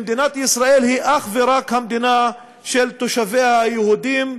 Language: Hebrew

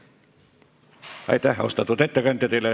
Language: Estonian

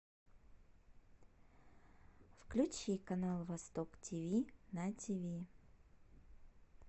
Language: Russian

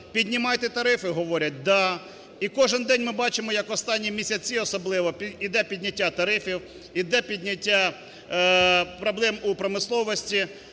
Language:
Ukrainian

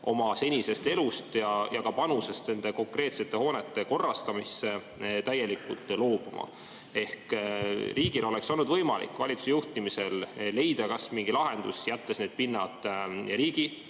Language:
Estonian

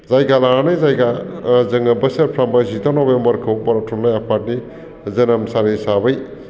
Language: Bodo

